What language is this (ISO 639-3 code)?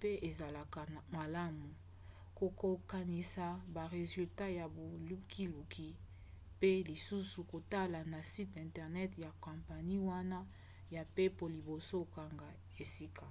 lin